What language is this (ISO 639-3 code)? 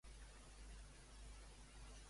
cat